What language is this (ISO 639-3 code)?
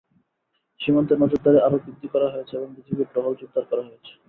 ben